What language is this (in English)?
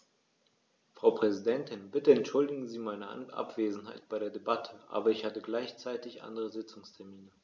German